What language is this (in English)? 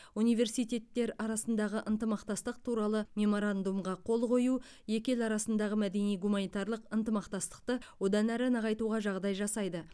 Kazakh